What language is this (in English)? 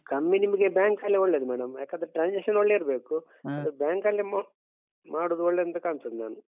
Kannada